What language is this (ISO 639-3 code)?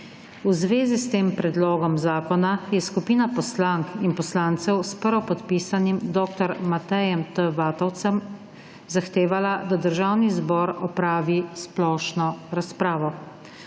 slv